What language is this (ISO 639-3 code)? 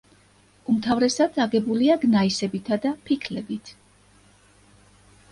kat